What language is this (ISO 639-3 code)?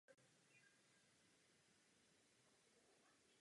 ces